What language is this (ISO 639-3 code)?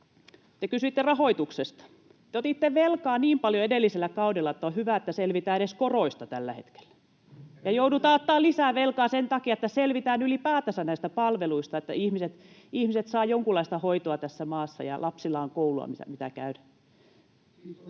fin